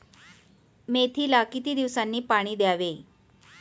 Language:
Marathi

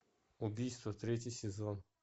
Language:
Russian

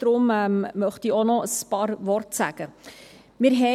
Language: Swiss German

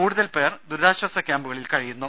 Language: Malayalam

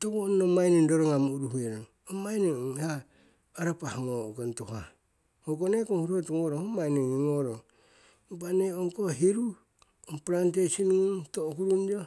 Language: Siwai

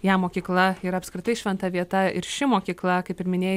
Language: Lithuanian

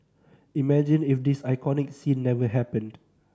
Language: English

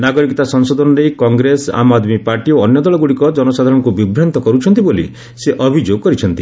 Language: Odia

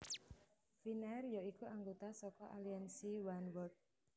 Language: Javanese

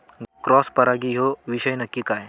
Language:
Marathi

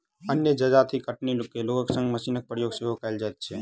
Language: Maithili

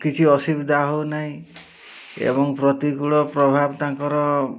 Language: Odia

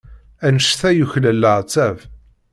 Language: Kabyle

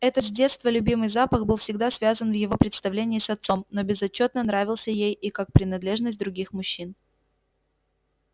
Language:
Russian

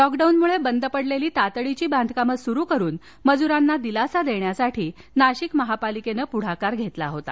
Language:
Marathi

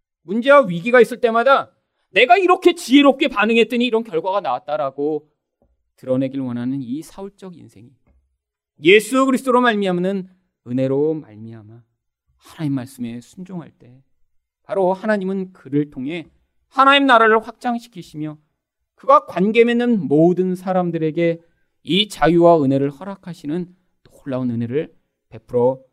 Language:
Korean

